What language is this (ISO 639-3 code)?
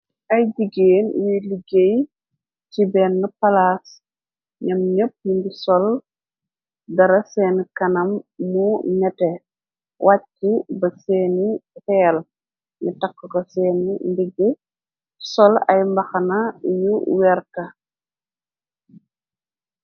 wol